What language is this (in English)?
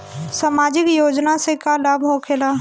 Bhojpuri